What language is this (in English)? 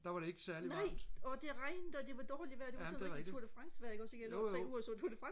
Danish